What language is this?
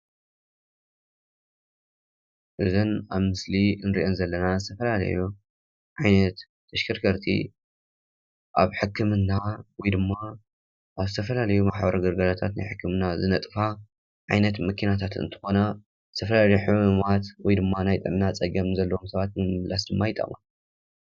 Tigrinya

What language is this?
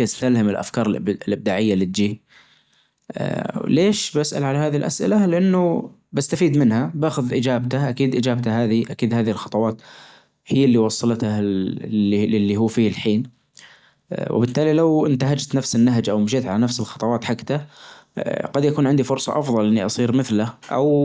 Najdi Arabic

